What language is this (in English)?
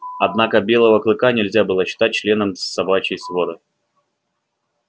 Russian